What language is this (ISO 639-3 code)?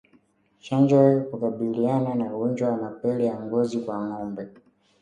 swa